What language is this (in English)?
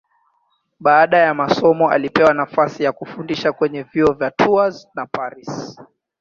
Swahili